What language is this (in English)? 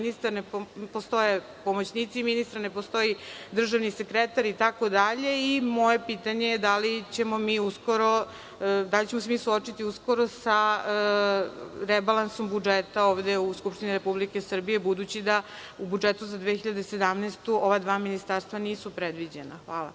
Serbian